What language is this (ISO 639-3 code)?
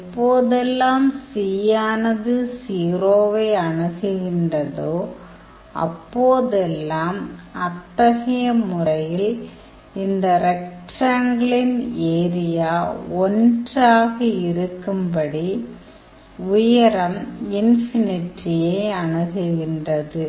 tam